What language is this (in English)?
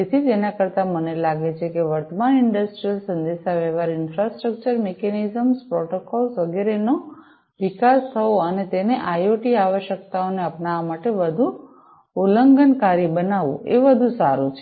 Gujarati